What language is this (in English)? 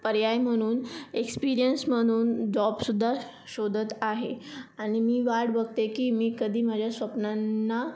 Marathi